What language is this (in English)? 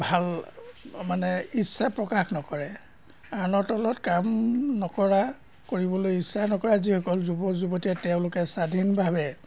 Assamese